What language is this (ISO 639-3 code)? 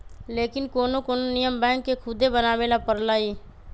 mag